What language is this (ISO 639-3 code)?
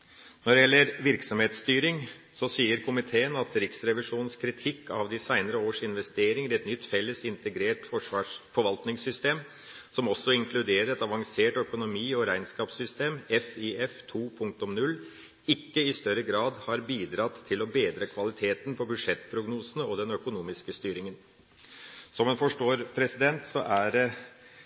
nob